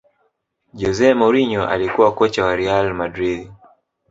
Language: Swahili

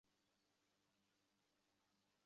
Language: Bangla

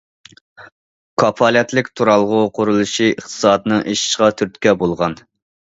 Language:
Uyghur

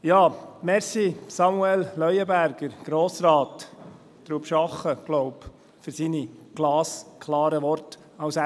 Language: Swiss German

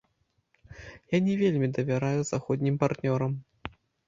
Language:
Belarusian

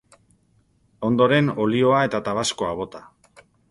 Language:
Basque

